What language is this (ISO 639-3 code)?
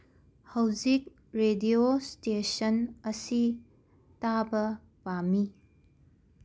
mni